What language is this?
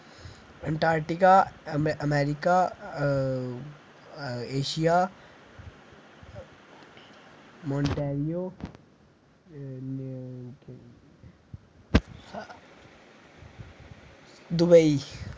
Dogri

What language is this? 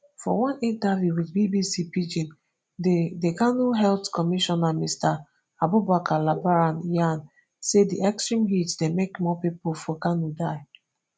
Nigerian Pidgin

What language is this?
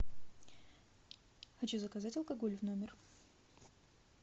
Russian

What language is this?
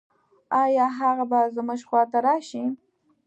Pashto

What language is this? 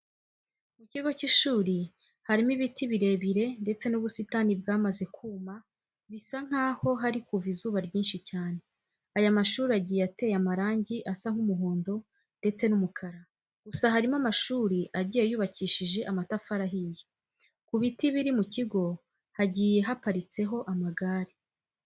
Kinyarwanda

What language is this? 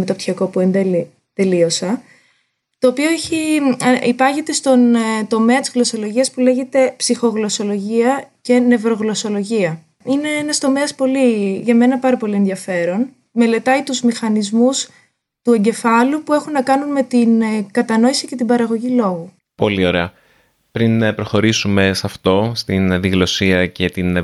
Greek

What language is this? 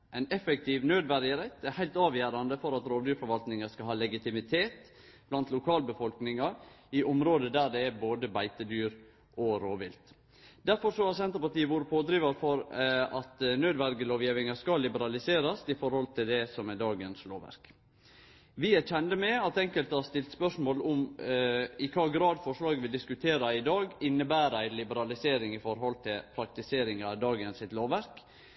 Norwegian Nynorsk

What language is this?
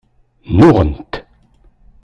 Kabyle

